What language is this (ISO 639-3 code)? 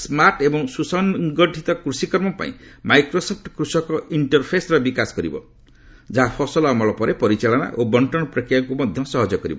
ori